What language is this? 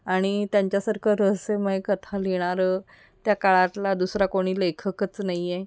Marathi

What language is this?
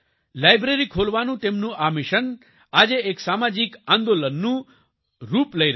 Gujarati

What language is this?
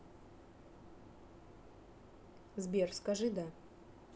Russian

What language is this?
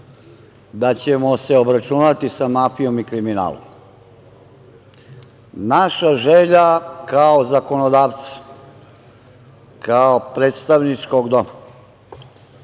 Serbian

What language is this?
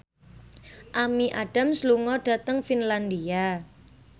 Javanese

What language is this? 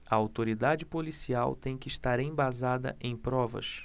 Portuguese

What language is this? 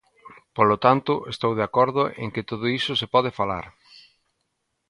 Galician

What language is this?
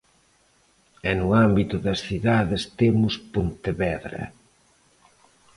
Galician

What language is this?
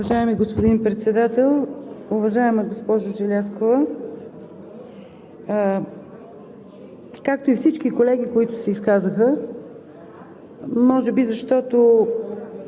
Bulgarian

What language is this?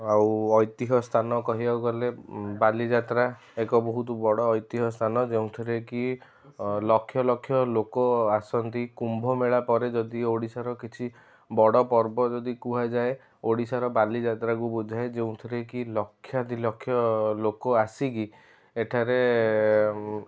Odia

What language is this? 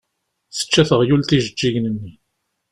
Kabyle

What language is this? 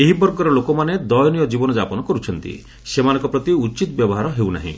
Odia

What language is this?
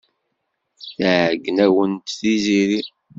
Kabyle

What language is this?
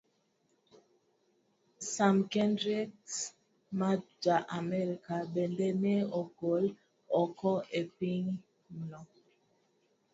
Luo (Kenya and Tanzania)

